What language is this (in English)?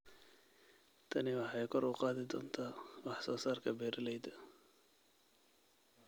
Somali